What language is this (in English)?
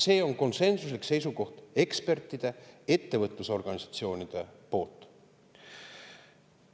Estonian